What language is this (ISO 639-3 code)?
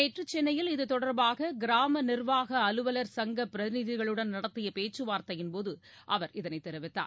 tam